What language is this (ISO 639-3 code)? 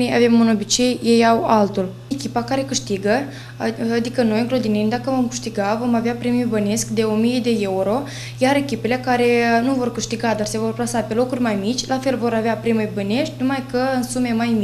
ron